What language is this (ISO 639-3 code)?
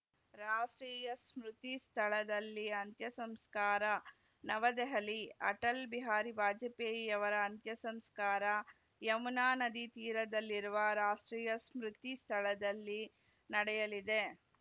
kan